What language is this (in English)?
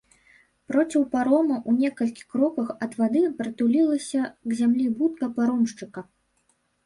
Belarusian